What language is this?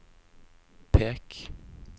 Norwegian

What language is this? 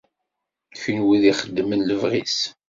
Kabyle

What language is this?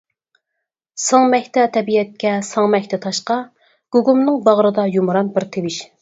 Uyghur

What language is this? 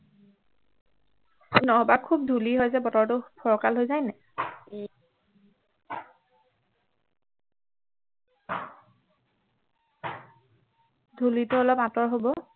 Assamese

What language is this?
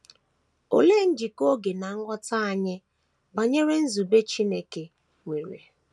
Igbo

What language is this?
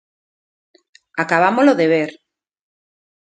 Galician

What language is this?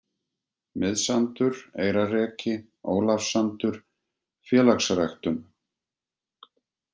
Icelandic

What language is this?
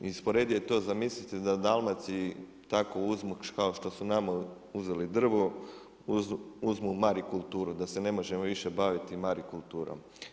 Croatian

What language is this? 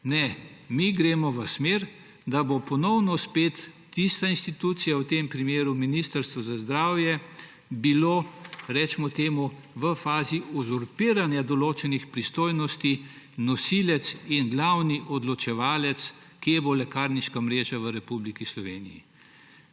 Slovenian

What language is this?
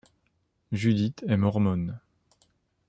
French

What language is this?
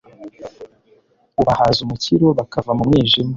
Kinyarwanda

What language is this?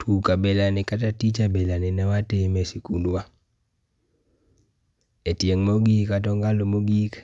Luo (Kenya and Tanzania)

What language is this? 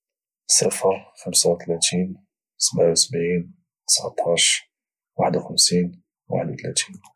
Moroccan Arabic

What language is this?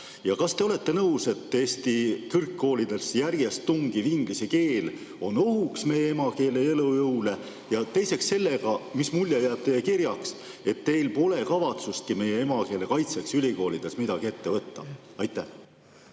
Estonian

